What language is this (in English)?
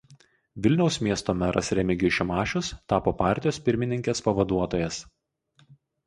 Lithuanian